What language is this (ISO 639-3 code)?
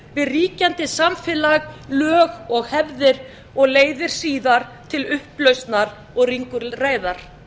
isl